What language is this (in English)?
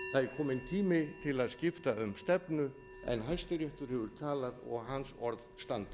Icelandic